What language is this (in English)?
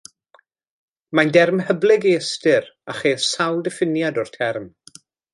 Welsh